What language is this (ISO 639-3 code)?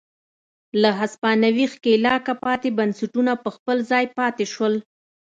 pus